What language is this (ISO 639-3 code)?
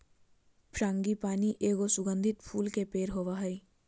mag